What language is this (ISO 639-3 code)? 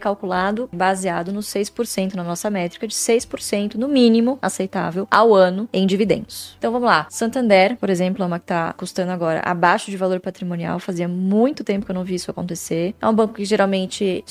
por